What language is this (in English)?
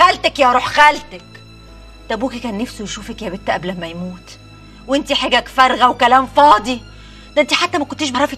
Arabic